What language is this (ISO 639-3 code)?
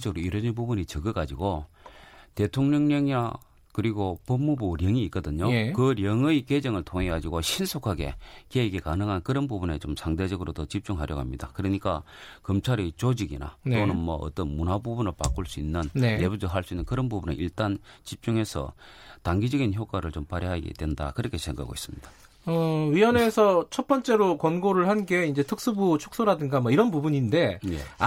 kor